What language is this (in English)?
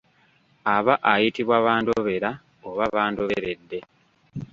Ganda